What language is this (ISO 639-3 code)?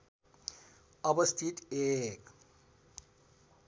nep